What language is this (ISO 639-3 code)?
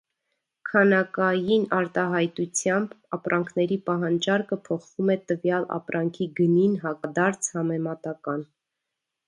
hye